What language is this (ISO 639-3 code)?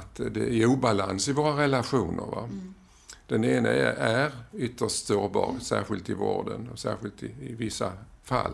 swe